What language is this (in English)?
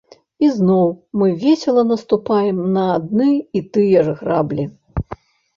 Belarusian